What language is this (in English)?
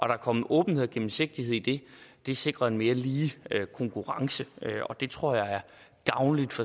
Danish